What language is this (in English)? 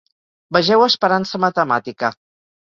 Catalan